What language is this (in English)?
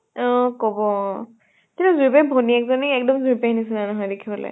Assamese